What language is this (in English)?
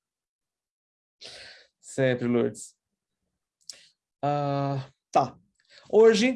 Portuguese